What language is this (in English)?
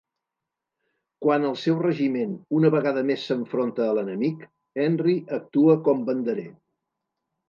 Catalan